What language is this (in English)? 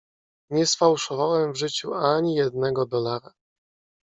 Polish